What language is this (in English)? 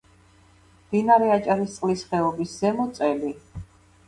Georgian